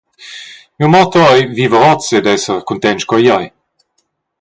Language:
Romansh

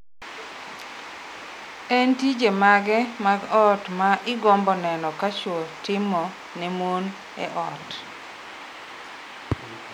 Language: Luo (Kenya and Tanzania)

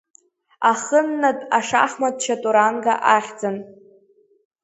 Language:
Abkhazian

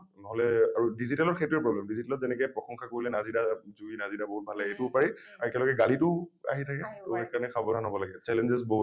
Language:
Assamese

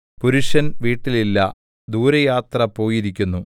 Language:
Malayalam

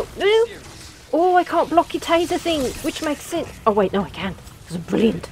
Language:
English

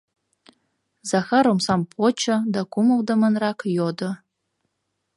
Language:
Mari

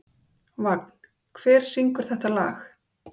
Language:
Icelandic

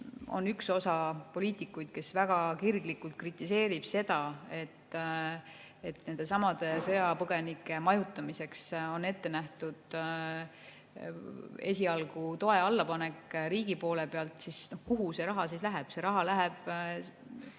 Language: Estonian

